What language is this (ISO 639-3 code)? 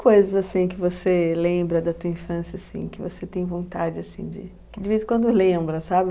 por